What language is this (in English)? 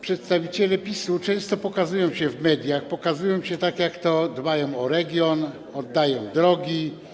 Polish